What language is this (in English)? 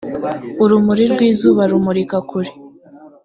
Kinyarwanda